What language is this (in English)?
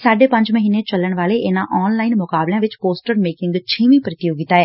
Punjabi